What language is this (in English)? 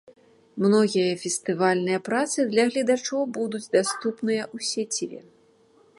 Belarusian